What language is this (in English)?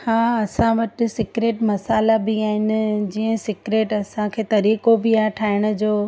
Sindhi